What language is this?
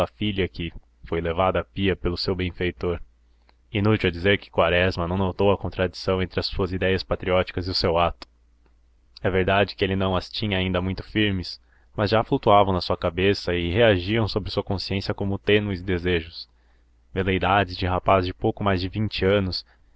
Portuguese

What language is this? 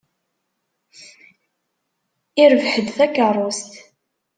Kabyle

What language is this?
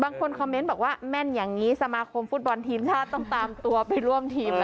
Thai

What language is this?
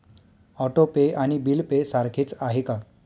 Marathi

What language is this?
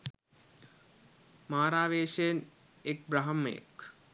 Sinhala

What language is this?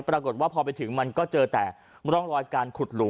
Thai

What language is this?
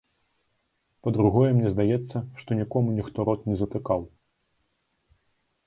Belarusian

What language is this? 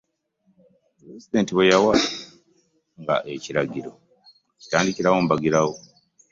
Ganda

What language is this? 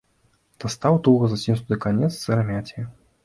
Belarusian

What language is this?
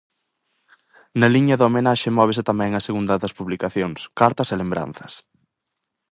Galician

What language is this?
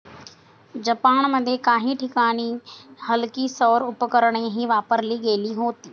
Marathi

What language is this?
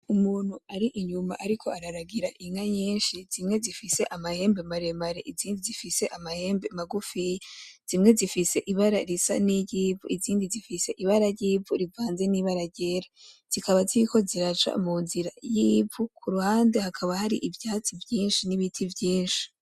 Rundi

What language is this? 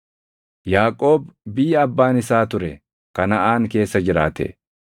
Oromo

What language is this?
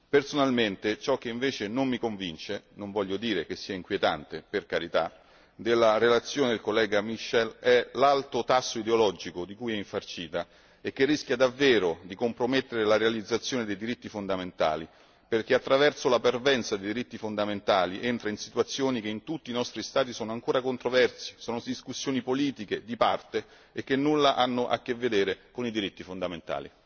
Italian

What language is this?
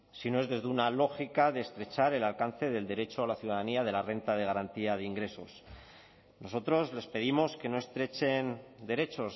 Spanish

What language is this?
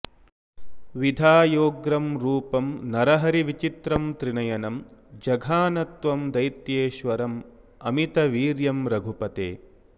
Sanskrit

